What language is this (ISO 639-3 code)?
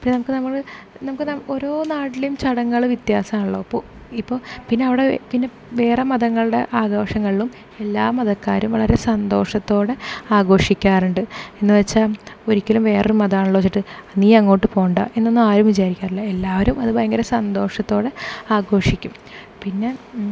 mal